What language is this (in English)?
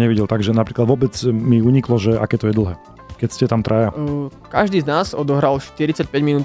Slovak